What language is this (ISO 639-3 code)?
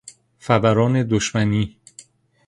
fas